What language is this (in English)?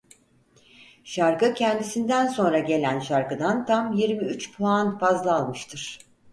Turkish